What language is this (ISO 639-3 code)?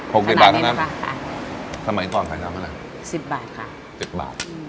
tha